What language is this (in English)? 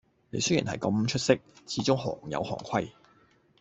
Cantonese